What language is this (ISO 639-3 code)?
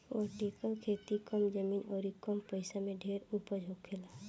bho